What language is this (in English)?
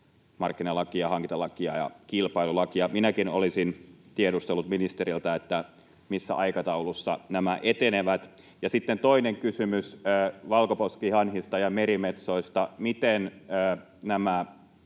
Finnish